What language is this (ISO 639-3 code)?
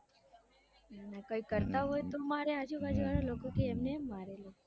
guj